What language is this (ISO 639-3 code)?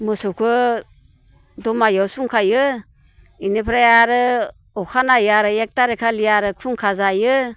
brx